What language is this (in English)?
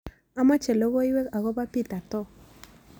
Kalenjin